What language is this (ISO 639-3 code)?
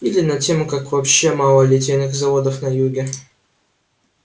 rus